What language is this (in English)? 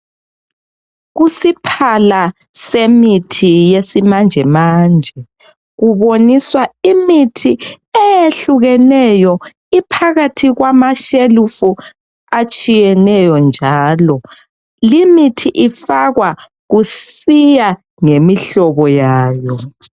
North Ndebele